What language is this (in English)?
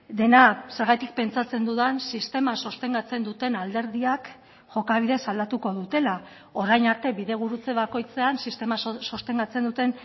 Basque